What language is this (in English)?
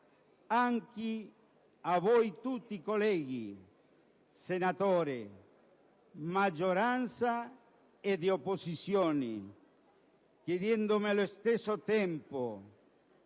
Italian